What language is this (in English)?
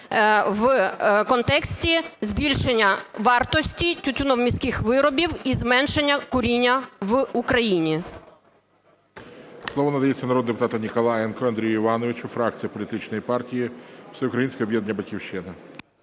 Ukrainian